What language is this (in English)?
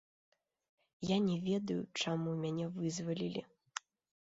Belarusian